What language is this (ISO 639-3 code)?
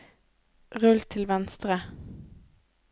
nor